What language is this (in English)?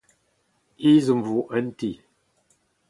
Breton